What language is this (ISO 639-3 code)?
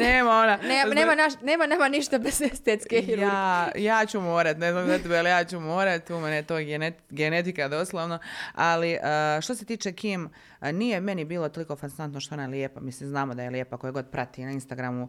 hrv